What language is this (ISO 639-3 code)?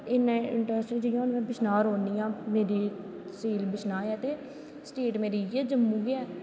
doi